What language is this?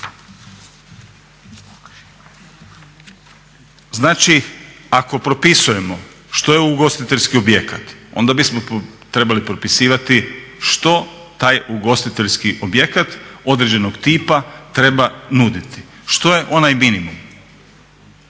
Croatian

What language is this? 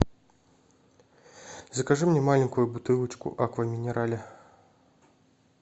Russian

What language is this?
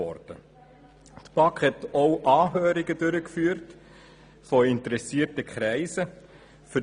Swiss German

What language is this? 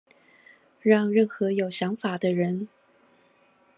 Chinese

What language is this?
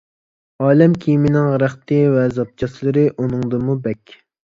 Uyghur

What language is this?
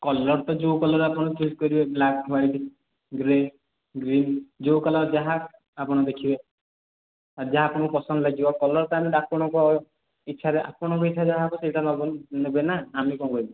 Odia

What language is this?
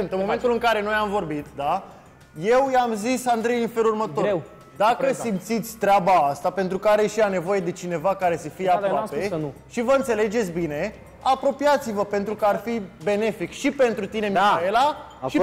Romanian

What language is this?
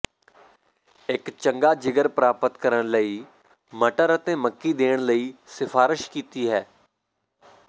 Punjabi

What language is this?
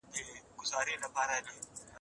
Pashto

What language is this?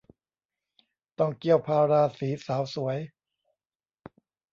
Thai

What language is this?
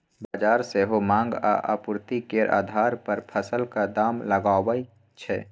Maithili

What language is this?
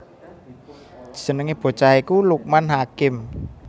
Javanese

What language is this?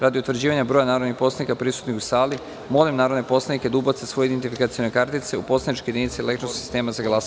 Serbian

